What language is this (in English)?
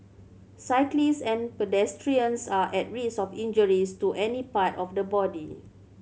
English